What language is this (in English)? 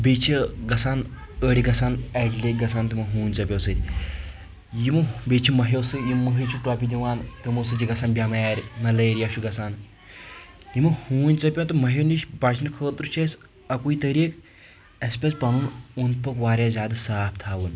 Kashmiri